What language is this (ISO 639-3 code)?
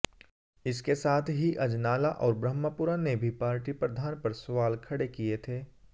hin